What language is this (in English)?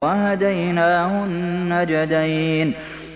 Arabic